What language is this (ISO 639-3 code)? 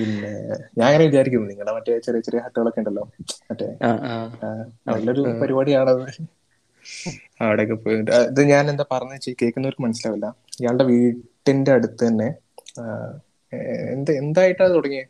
mal